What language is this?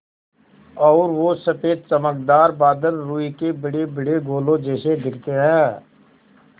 Hindi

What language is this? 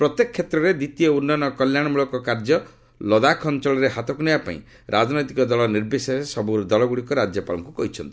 Odia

